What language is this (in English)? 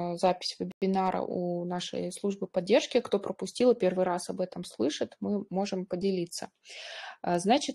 Russian